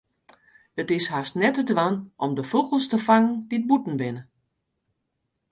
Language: Western Frisian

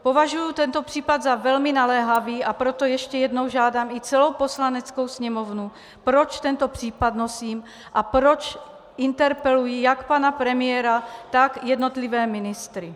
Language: Czech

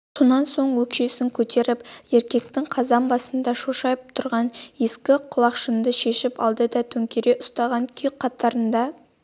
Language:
Kazakh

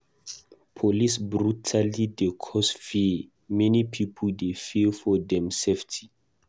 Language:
Nigerian Pidgin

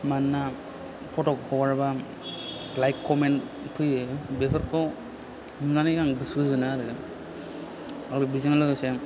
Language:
Bodo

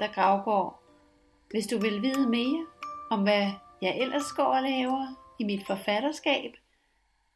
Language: Danish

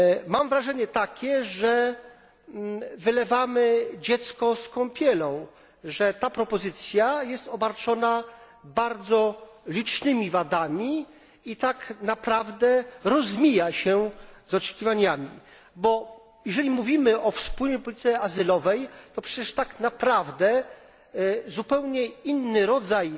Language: Polish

